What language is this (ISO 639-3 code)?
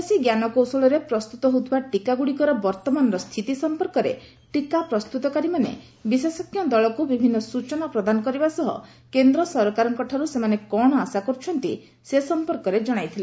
ori